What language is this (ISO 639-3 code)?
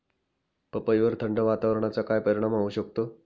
mar